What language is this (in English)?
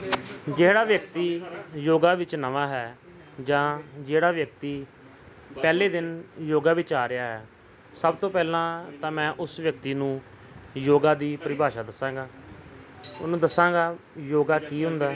Punjabi